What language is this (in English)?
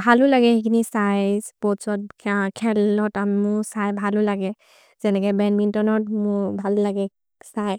Maria (India)